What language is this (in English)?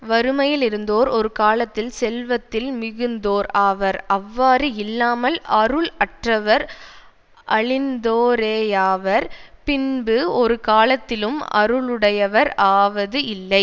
Tamil